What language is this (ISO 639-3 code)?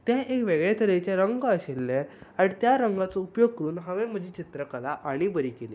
kok